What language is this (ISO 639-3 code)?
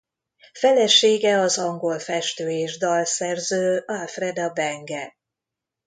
hun